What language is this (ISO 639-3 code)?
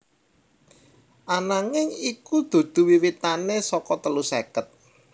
jav